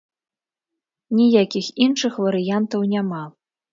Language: Belarusian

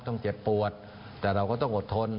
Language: Thai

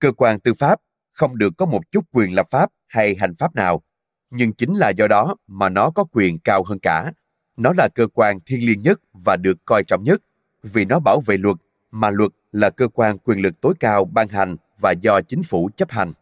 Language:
Vietnamese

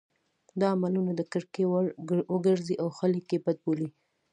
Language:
Pashto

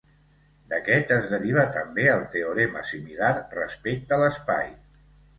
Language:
Catalan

